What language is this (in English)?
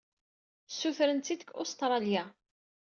Kabyle